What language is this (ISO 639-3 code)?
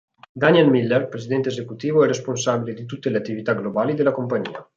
ita